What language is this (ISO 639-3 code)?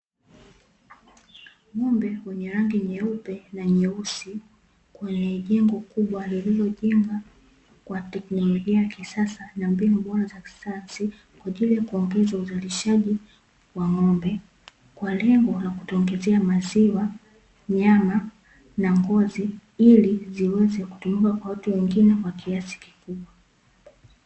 swa